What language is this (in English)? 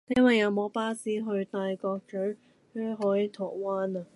Cantonese